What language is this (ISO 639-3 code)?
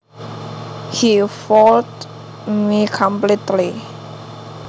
jav